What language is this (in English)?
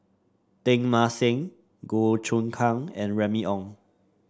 English